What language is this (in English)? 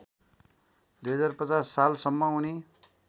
Nepali